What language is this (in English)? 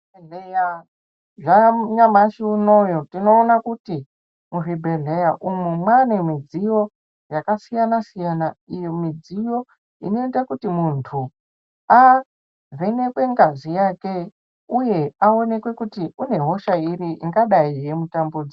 Ndau